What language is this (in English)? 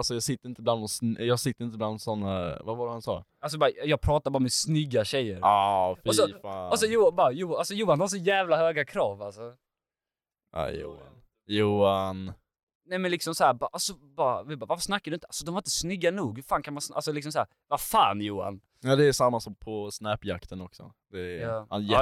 Swedish